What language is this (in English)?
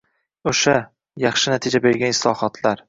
Uzbek